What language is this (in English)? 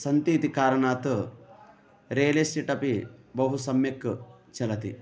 Sanskrit